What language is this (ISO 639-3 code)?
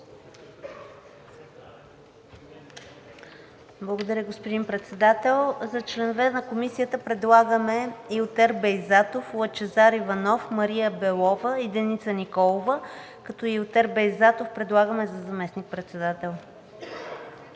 bul